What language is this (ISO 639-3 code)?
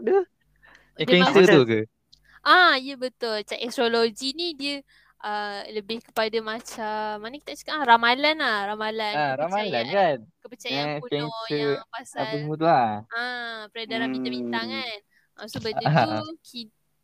msa